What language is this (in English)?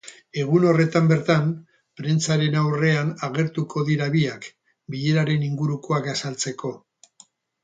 Basque